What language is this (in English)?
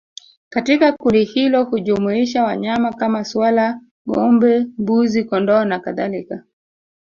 Swahili